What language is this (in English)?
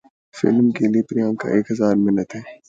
Urdu